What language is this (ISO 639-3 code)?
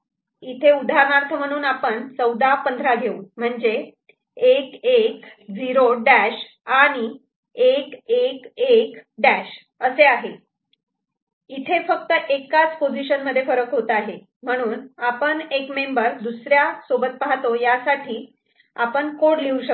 mar